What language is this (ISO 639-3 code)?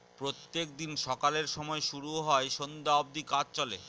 ben